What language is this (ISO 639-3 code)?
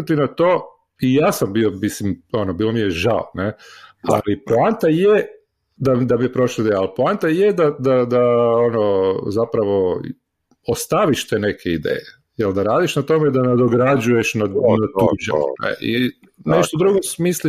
hrv